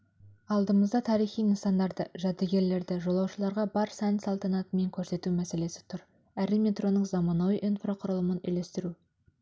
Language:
Kazakh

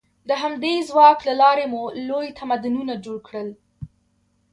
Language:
Pashto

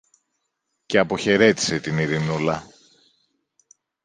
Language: Greek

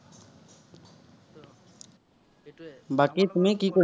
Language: Assamese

